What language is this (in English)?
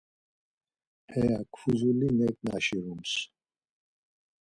Laz